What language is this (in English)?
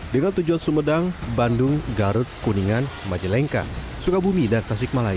Indonesian